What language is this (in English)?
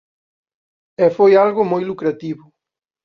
Galician